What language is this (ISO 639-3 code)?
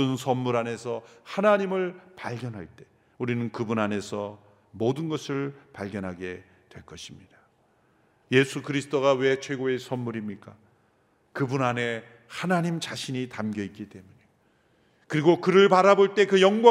kor